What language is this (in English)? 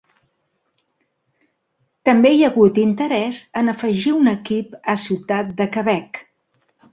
Catalan